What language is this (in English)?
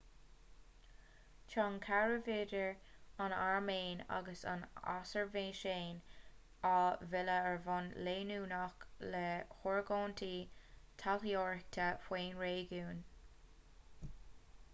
Irish